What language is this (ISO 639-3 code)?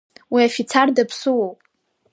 abk